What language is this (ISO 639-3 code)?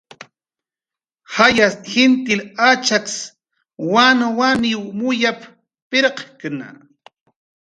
jqr